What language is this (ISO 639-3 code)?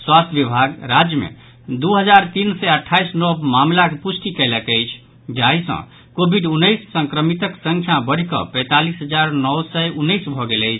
mai